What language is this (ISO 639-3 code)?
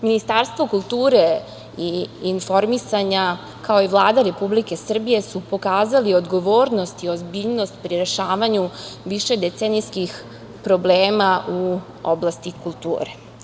srp